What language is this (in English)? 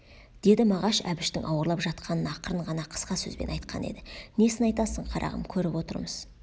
Kazakh